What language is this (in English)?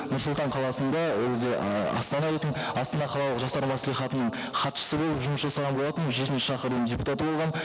Kazakh